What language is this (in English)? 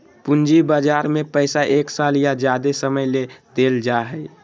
Magahi